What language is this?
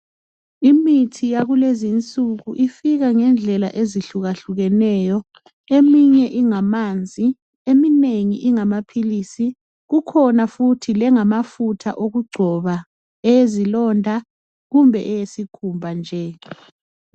North Ndebele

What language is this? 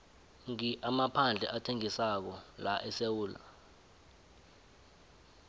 South Ndebele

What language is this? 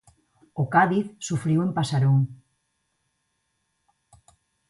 Galician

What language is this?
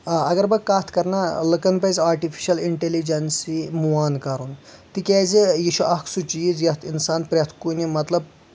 Kashmiri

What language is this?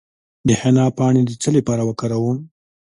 Pashto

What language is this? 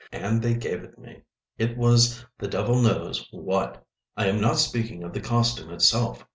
English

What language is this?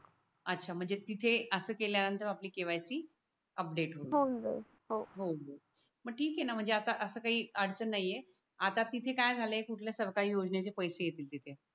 Marathi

